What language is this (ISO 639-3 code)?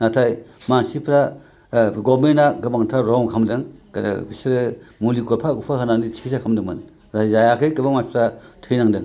brx